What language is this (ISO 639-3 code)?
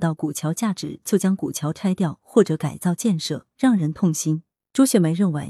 zho